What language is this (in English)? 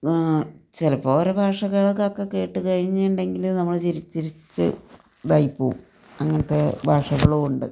Malayalam